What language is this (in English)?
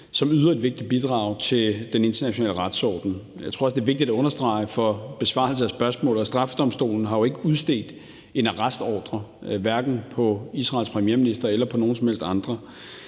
Danish